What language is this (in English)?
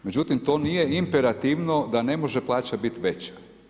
Croatian